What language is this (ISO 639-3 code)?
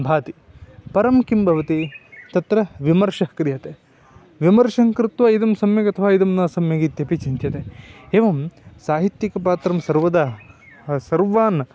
san